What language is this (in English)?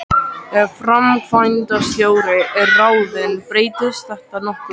Icelandic